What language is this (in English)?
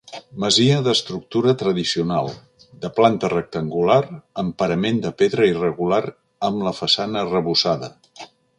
Catalan